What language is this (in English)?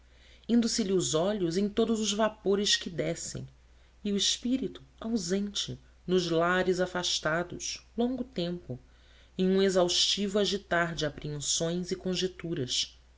Portuguese